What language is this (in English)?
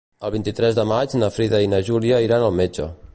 Catalan